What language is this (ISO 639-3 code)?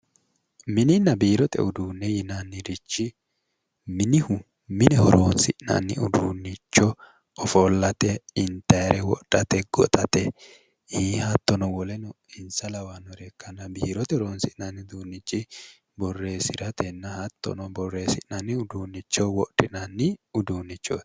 sid